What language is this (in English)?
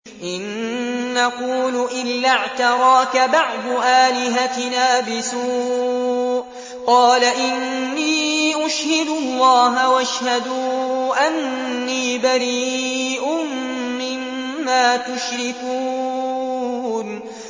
Arabic